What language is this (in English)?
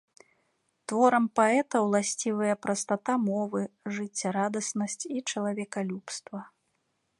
Belarusian